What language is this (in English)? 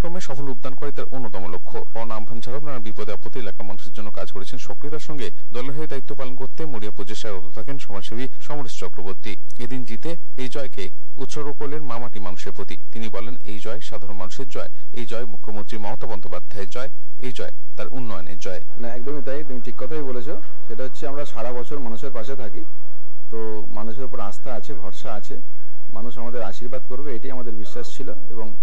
Romanian